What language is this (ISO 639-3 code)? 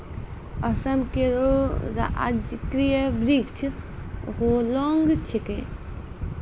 mai